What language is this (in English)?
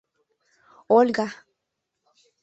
Mari